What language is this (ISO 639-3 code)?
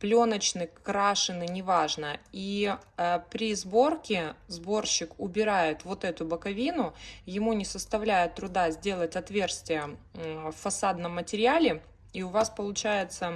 rus